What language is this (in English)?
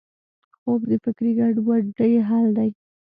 Pashto